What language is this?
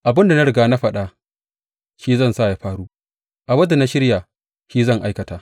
Hausa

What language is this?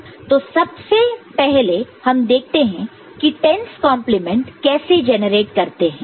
Hindi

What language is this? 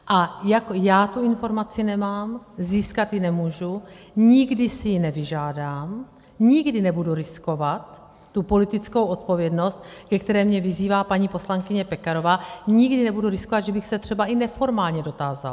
Czech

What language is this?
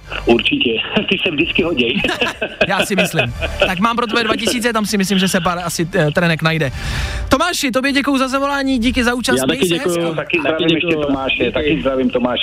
Czech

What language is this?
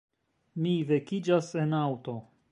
Esperanto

